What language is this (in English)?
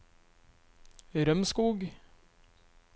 Norwegian